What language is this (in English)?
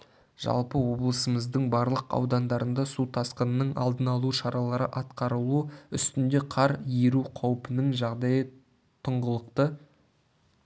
Kazakh